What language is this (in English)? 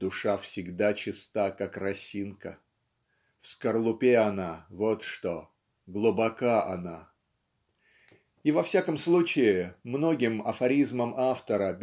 Russian